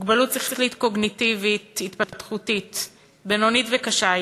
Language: Hebrew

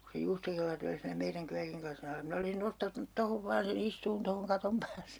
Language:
Finnish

